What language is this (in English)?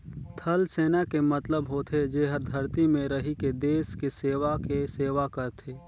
Chhattisgarhi